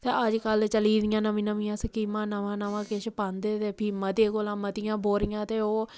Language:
Dogri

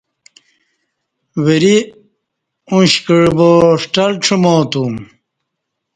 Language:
Kati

